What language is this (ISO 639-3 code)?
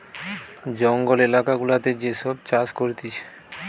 ben